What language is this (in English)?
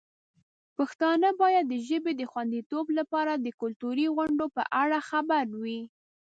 Pashto